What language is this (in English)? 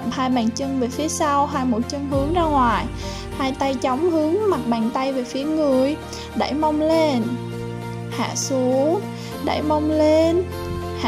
Vietnamese